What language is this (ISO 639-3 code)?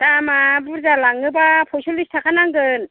brx